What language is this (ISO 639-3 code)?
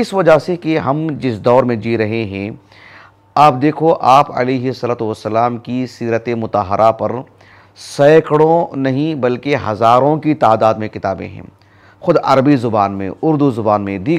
hin